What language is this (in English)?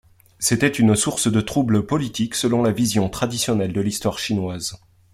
French